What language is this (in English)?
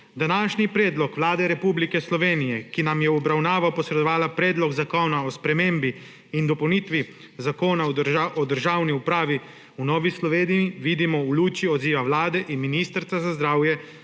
Slovenian